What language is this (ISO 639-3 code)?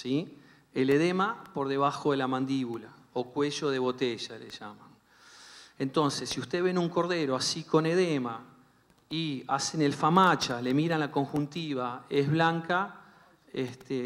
spa